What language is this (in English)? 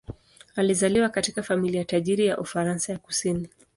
Swahili